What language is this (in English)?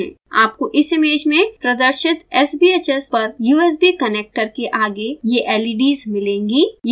Hindi